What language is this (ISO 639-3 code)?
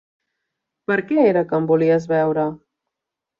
cat